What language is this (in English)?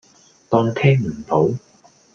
Cantonese